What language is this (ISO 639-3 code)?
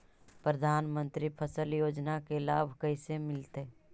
mag